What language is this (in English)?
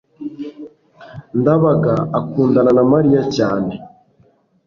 Kinyarwanda